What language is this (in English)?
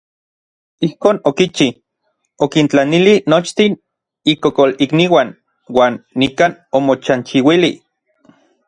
Orizaba Nahuatl